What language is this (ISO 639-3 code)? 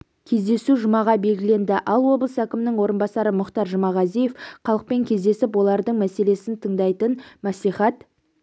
kaz